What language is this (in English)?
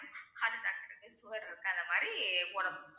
Tamil